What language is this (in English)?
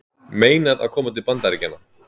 Icelandic